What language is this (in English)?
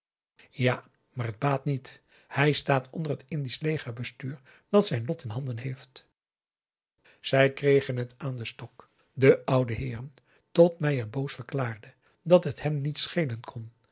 Dutch